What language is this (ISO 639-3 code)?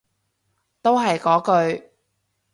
yue